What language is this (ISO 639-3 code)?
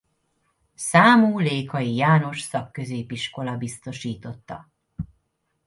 hun